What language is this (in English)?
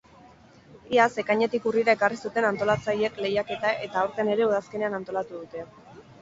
Basque